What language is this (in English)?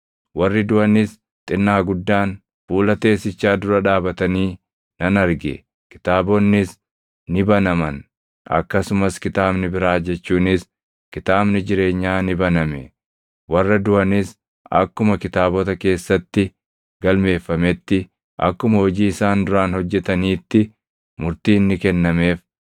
Oromo